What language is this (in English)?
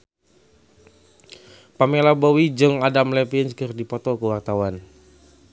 Sundanese